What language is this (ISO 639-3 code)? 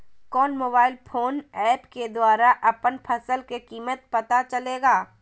mag